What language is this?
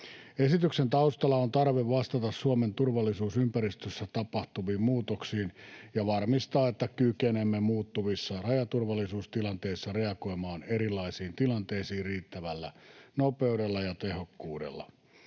Finnish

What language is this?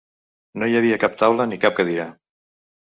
Catalan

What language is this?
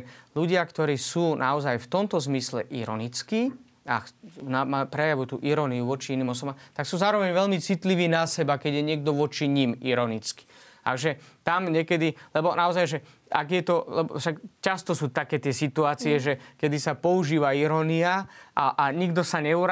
Slovak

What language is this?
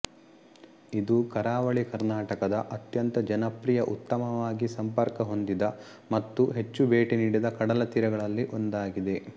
Kannada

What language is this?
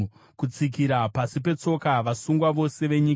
Shona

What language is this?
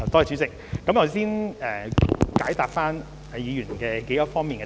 Cantonese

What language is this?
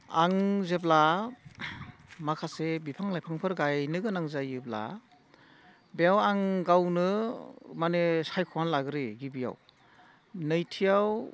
Bodo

